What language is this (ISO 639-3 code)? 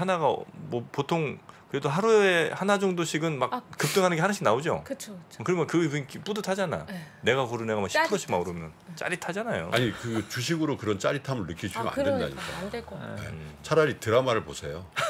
kor